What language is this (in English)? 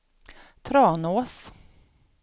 Swedish